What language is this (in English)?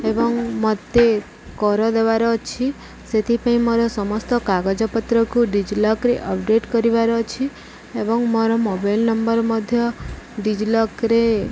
Odia